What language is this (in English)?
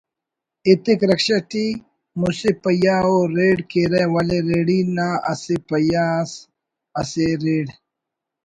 Brahui